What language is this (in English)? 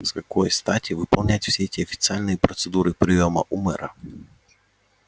Russian